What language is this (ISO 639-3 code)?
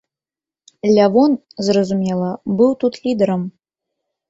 bel